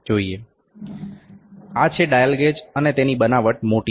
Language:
Gujarati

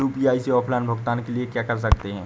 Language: Hindi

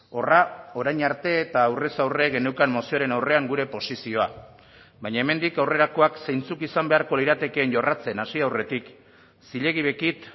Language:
Basque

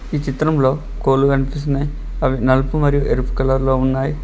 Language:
Telugu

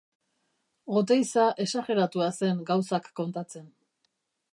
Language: Basque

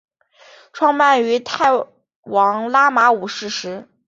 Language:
Chinese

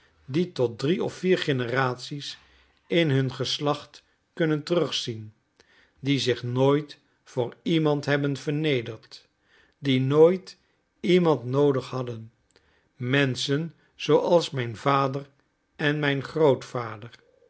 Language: Dutch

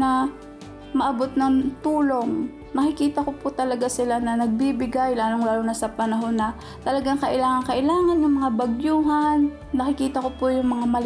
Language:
Filipino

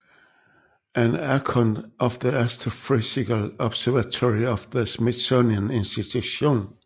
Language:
Danish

